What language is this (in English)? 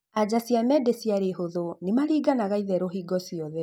Kikuyu